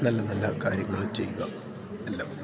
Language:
Malayalam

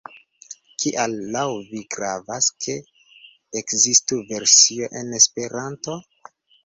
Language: Esperanto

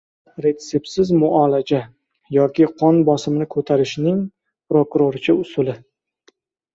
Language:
Uzbek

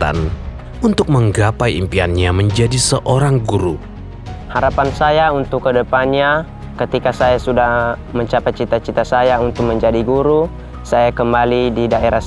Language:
Indonesian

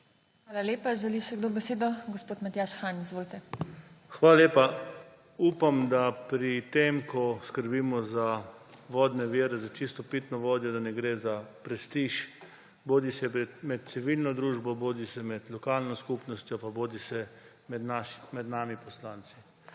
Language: Slovenian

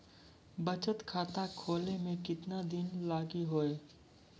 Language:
Maithili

